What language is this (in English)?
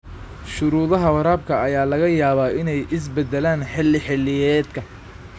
Somali